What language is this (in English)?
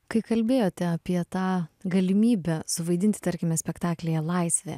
Lithuanian